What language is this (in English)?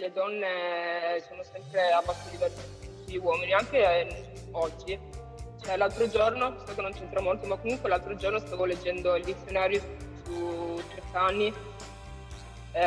Italian